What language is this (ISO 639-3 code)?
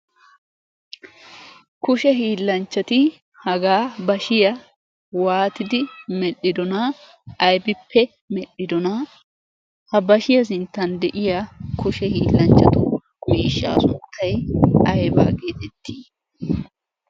wal